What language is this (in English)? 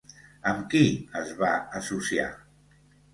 Catalan